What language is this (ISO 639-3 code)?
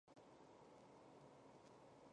zho